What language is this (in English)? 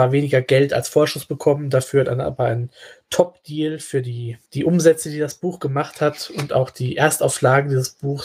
German